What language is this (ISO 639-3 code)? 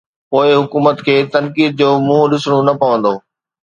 snd